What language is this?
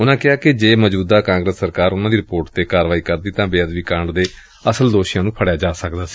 Punjabi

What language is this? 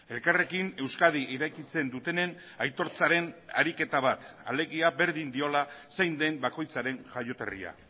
Basque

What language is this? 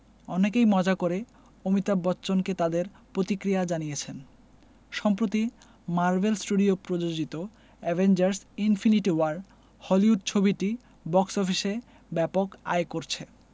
Bangla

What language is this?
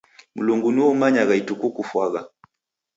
Taita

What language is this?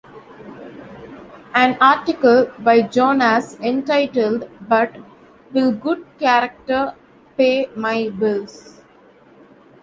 English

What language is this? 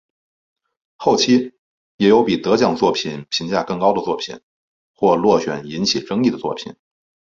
Chinese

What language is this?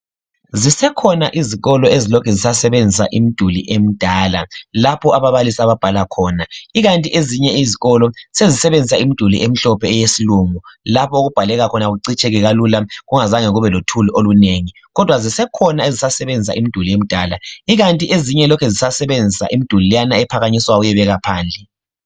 North Ndebele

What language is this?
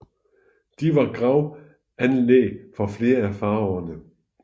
Danish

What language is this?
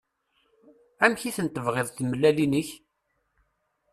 Kabyle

